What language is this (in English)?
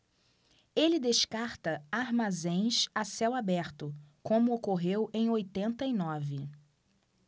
Portuguese